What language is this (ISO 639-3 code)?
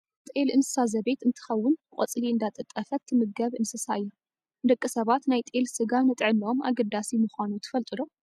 tir